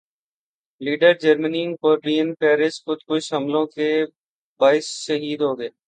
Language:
Urdu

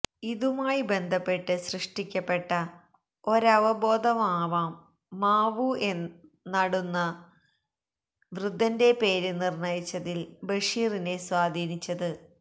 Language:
Malayalam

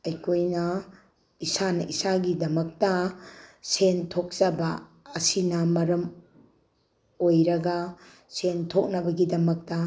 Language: Manipuri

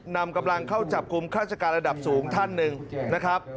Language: Thai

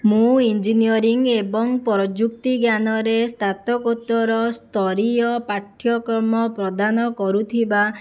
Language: Odia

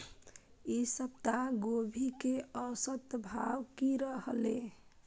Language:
Maithili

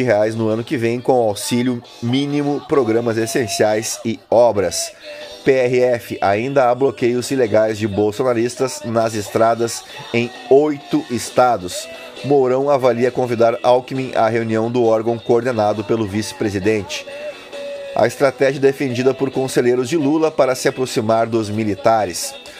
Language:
Portuguese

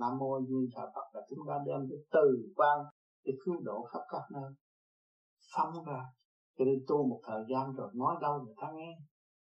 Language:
Vietnamese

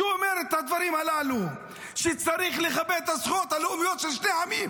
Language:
Hebrew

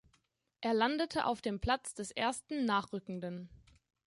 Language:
German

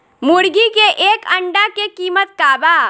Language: Bhojpuri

